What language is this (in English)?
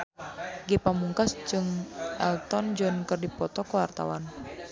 Sundanese